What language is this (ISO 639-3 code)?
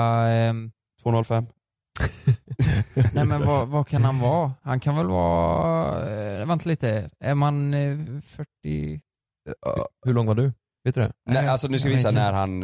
swe